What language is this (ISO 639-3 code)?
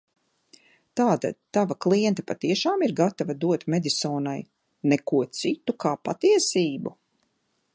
lav